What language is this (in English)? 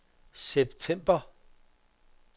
Danish